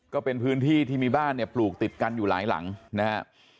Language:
Thai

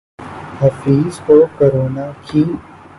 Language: Urdu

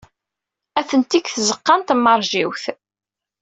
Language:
Kabyle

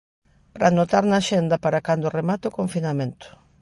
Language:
Galician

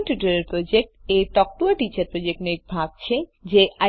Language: Gujarati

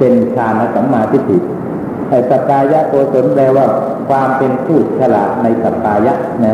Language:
Thai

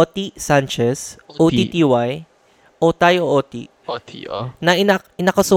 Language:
Filipino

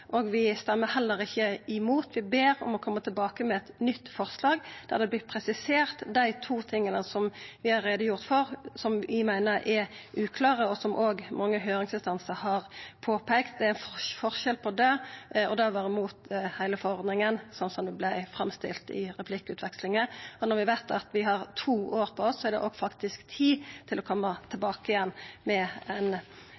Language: Norwegian Nynorsk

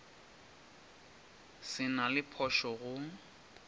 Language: Northern Sotho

